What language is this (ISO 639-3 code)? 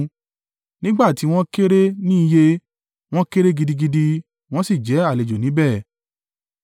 yor